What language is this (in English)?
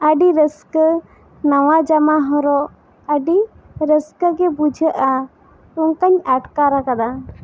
Santali